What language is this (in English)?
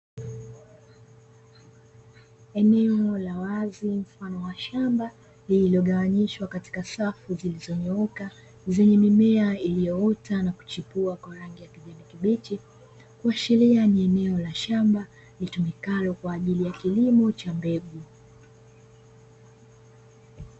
Swahili